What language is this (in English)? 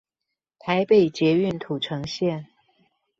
Chinese